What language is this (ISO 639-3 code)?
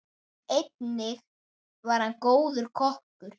isl